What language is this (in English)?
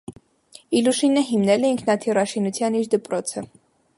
Armenian